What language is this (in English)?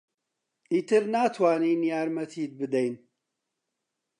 Central Kurdish